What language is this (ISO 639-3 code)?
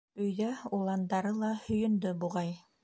bak